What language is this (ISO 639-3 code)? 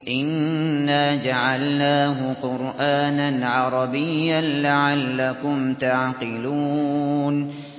ara